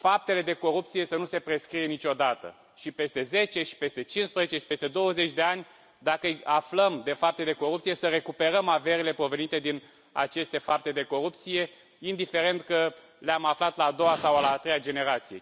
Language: Romanian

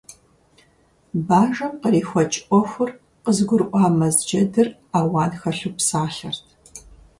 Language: Kabardian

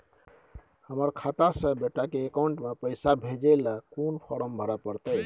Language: Maithili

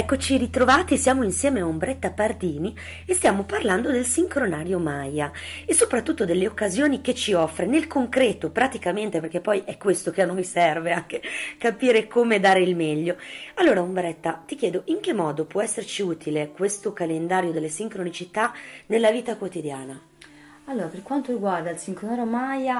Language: Italian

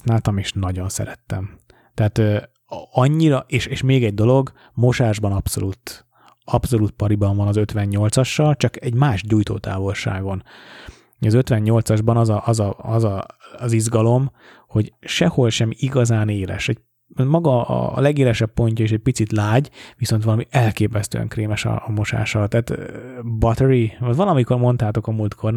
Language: Hungarian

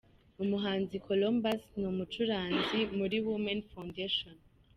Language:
Kinyarwanda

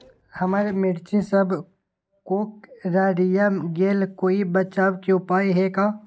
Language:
Magahi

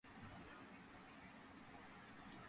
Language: Georgian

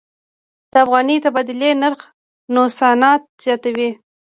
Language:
Pashto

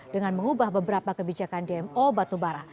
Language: Indonesian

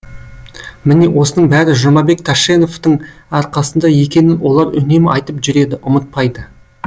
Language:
Kazakh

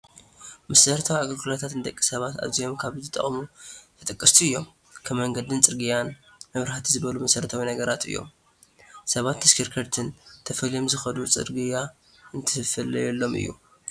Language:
Tigrinya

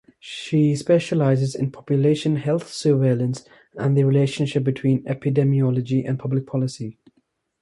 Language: English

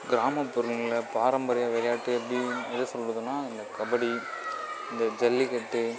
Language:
Tamil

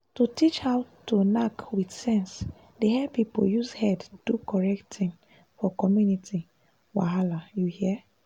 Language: Nigerian Pidgin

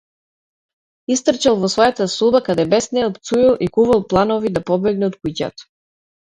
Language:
Macedonian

